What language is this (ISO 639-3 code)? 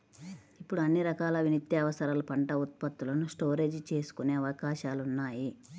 tel